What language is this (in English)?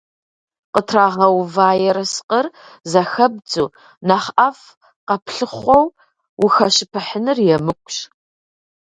Kabardian